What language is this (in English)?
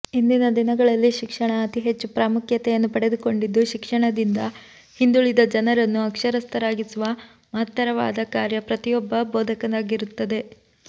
Kannada